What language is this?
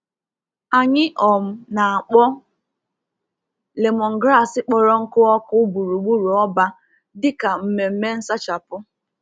Igbo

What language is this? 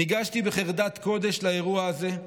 Hebrew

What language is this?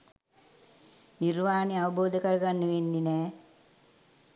Sinhala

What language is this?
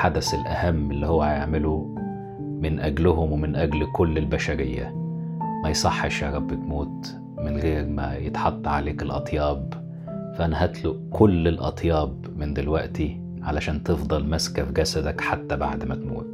Arabic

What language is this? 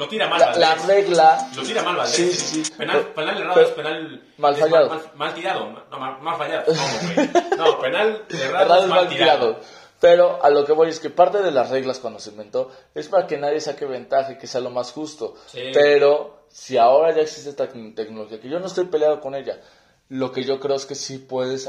Spanish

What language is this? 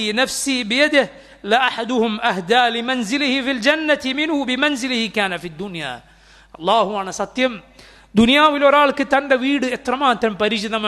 Arabic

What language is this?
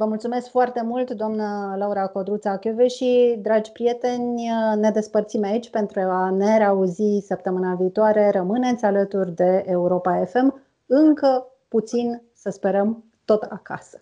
Romanian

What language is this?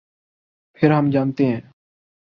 Urdu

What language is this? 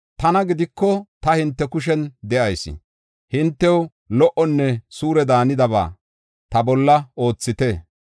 Gofa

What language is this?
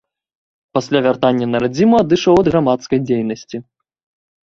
Belarusian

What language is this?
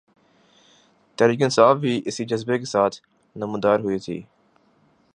Urdu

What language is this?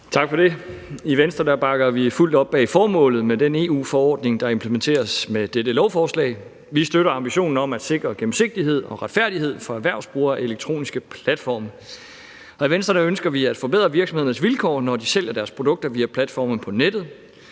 Danish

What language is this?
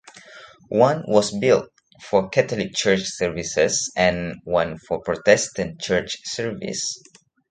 English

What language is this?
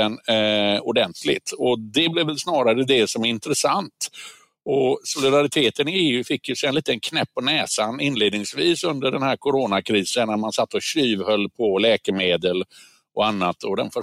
Swedish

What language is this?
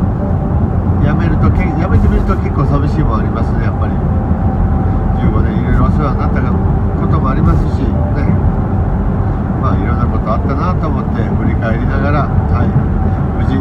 Japanese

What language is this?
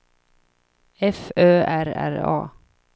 Swedish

